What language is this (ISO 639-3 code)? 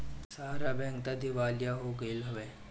bho